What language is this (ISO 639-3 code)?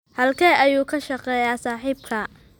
som